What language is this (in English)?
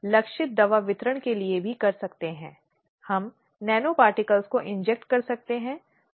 Hindi